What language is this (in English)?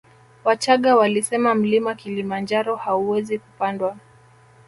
Swahili